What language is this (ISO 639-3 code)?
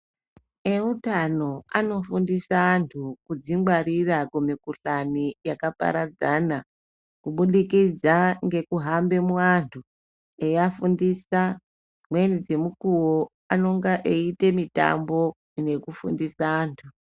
ndc